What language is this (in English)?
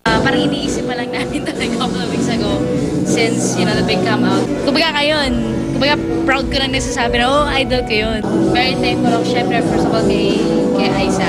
Filipino